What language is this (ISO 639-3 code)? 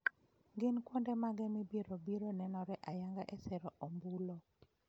luo